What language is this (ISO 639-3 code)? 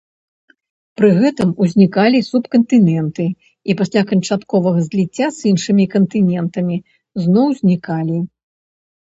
bel